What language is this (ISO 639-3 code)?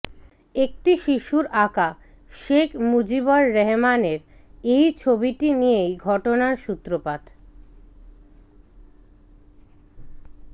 ben